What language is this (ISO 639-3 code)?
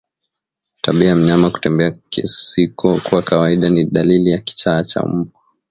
swa